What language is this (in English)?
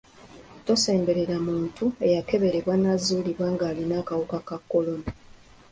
Ganda